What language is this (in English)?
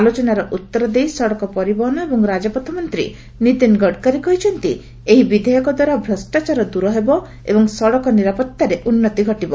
Odia